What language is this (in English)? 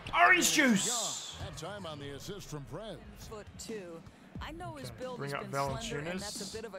English